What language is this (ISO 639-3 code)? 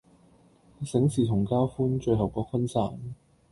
yue